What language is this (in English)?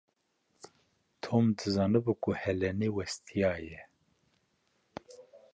Kurdish